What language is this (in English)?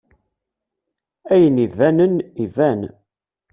Kabyle